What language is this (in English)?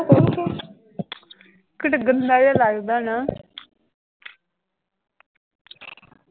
Punjabi